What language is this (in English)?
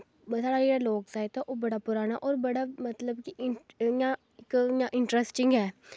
Dogri